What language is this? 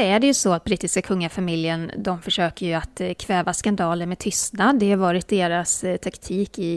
Swedish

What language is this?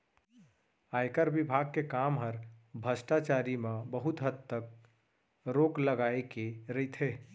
Chhattisgarhi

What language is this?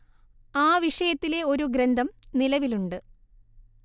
Malayalam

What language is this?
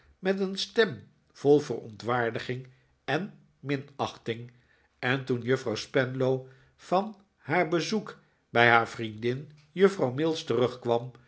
Dutch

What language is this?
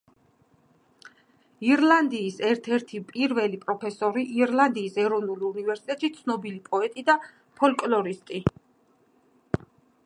Georgian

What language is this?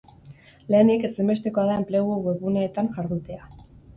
Basque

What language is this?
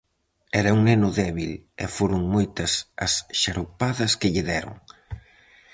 Galician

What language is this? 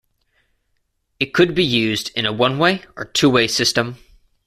English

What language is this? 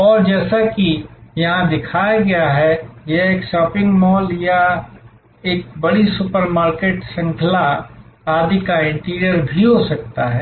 Hindi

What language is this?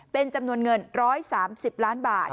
Thai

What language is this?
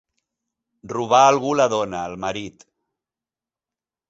Catalan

